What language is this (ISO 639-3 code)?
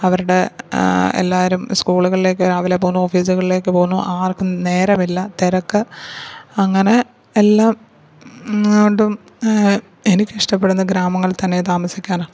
mal